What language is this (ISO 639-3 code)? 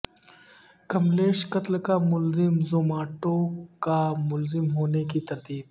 urd